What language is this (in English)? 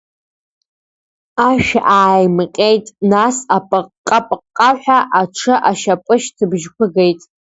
Abkhazian